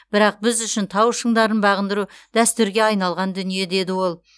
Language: Kazakh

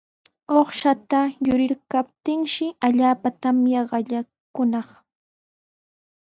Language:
Sihuas Ancash Quechua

